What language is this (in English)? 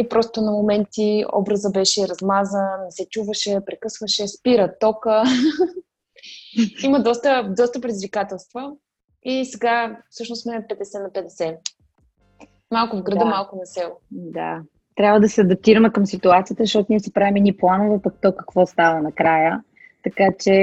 Bulgarian